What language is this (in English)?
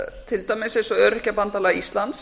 Icelandic